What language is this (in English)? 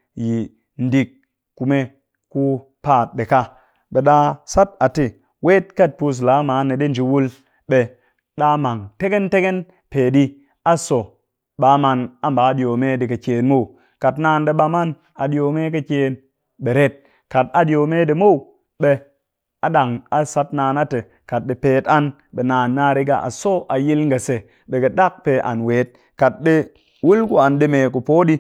Cakfem-Mushere